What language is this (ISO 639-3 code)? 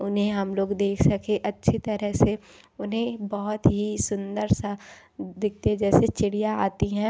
hin